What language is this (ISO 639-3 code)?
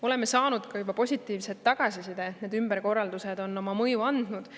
est